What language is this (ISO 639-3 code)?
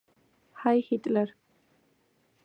kat